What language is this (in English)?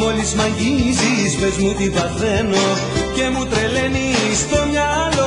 Greek